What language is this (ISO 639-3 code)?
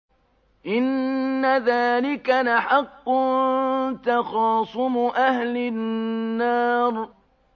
ara